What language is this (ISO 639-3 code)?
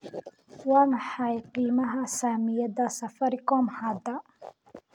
som